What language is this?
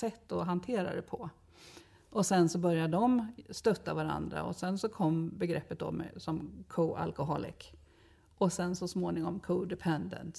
Swedish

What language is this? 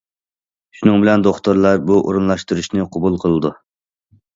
Uyghur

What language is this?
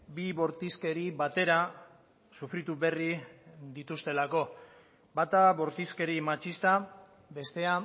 Basque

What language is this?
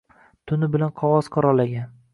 Uzbek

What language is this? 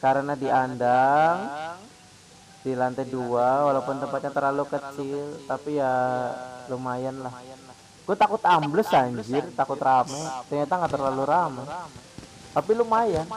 Indonesian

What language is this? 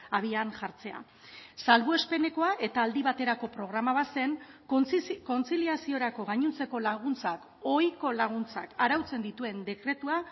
Basque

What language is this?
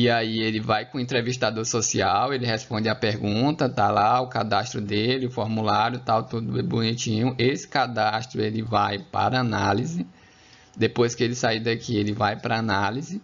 Portuguese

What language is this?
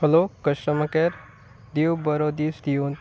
Konkani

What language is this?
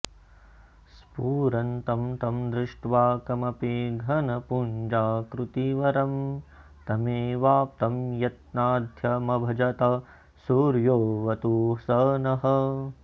Sanskrit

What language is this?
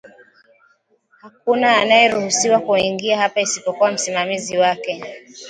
Swahili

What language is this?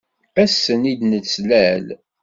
Kabyle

